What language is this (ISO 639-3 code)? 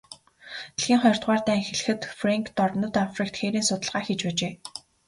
mon